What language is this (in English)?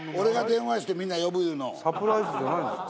Japanese